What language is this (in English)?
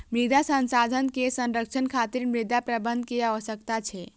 Maithili